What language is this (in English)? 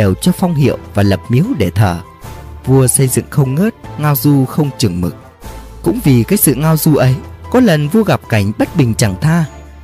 Vietnamese